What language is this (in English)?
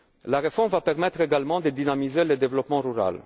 French